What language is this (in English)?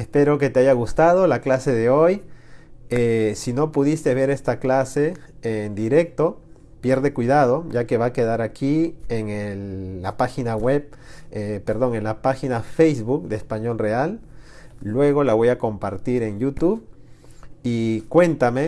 Spanish